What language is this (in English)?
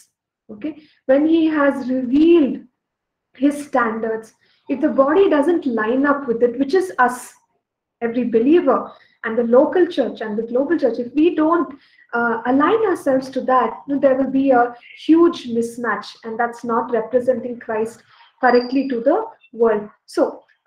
English